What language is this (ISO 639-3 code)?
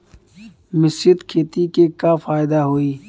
bho